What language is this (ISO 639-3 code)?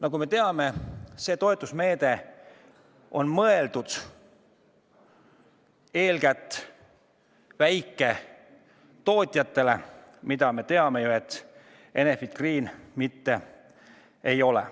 est